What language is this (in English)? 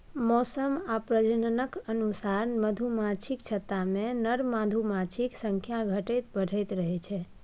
Maithili